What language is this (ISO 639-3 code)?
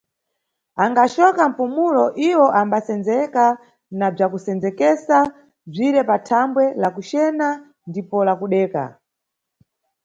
nyu